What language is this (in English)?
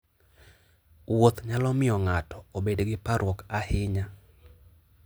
Luo (Kenya and Tanzania)